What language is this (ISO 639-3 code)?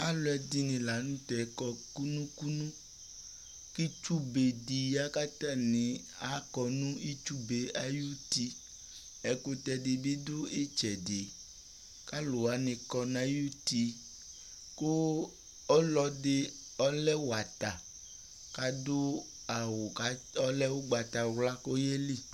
kpo